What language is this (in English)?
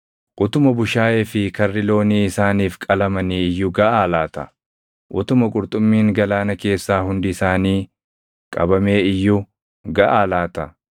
Oromo